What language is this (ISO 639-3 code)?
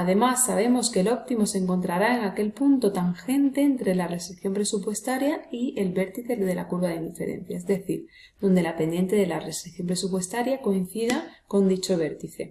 spa